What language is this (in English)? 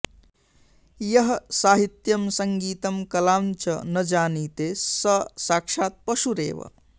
Sanskrit